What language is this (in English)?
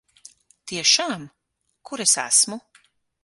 Latvian